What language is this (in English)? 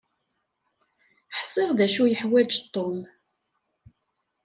Kabyle